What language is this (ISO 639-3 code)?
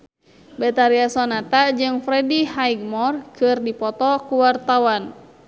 sun